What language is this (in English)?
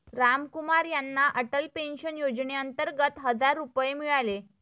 Marathi